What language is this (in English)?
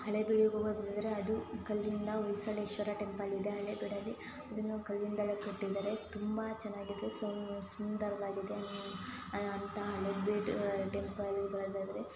Kannada